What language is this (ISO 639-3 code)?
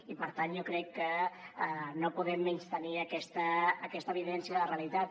cat